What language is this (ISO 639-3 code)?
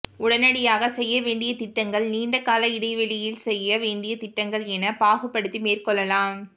tam